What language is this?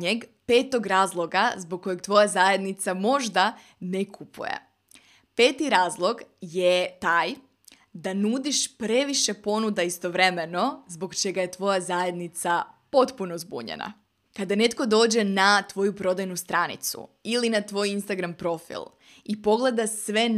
Croatian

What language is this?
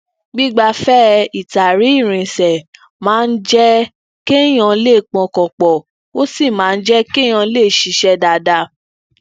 Yoruba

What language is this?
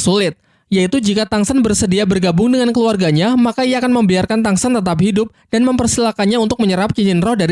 Indonesian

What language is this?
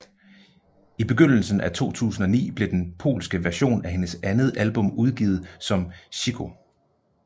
Danish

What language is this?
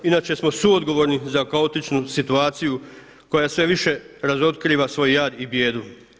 Croatian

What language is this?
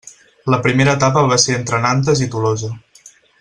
Catalan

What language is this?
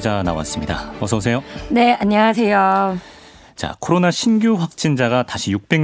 Korean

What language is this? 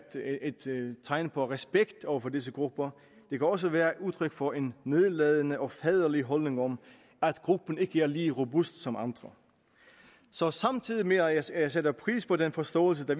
Danish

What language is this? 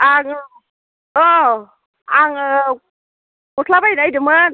Bodo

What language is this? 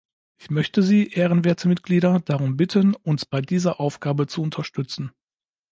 German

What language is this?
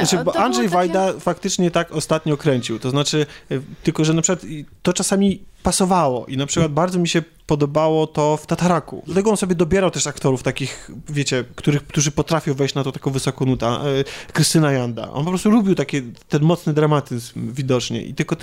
Polish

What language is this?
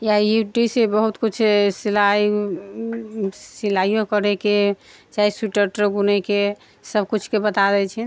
Maithili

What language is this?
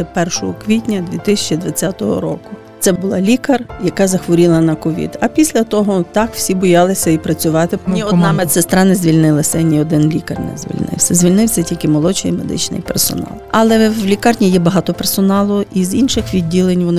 Ukrainian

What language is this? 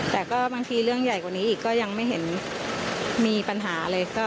Thai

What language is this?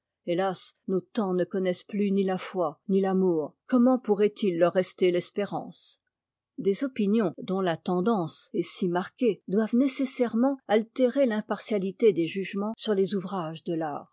French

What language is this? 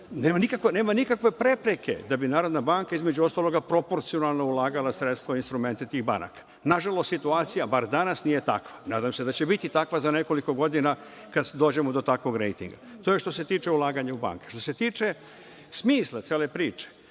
Serbian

